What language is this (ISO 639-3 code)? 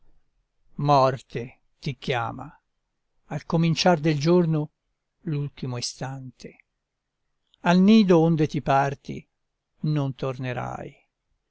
ita